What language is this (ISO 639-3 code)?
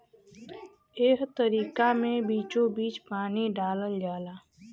bho